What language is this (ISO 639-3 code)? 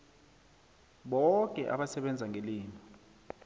nbl